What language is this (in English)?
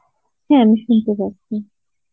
Bangla